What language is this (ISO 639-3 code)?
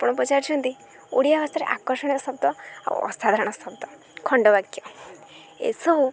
ori